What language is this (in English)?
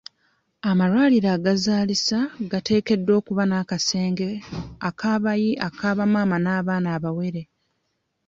Ganda